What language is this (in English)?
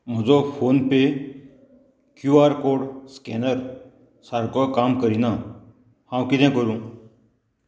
Konkani